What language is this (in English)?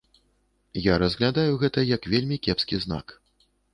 Belarusian